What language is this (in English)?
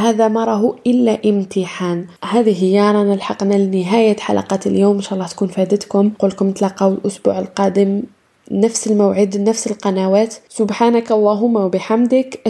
Arabic